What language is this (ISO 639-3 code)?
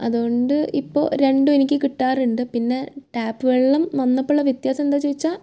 mal